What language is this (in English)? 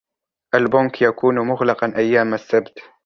Arabic